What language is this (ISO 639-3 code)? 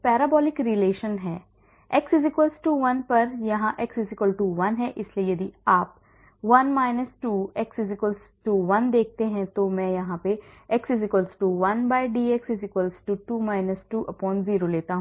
hin